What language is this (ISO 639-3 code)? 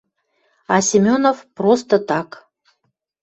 mrj